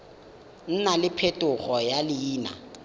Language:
Tswana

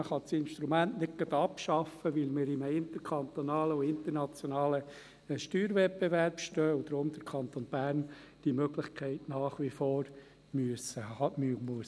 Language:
Swiss German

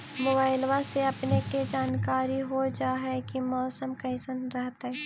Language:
Magahi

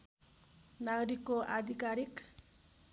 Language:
Nepali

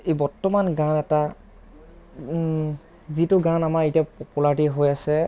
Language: Assamese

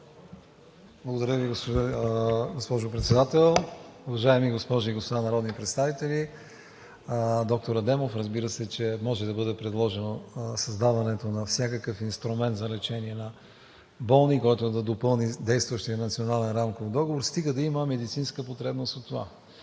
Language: Bulgarian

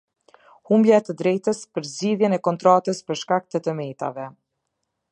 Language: Albanian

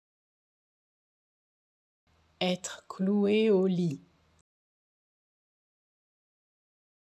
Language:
French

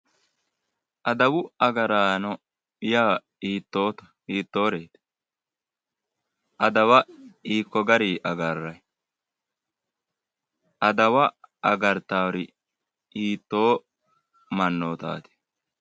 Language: Sidamo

